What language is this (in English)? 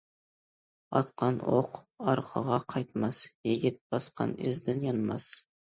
Uyghur